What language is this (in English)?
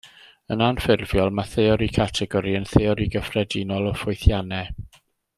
Welsh